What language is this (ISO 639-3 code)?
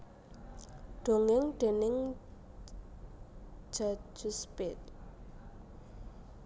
jav